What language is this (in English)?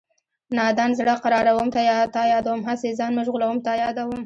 Pashto